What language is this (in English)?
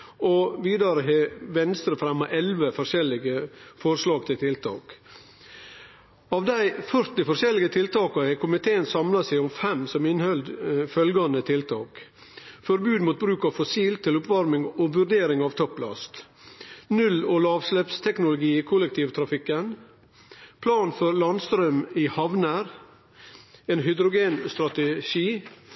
Norwegian Nynorsk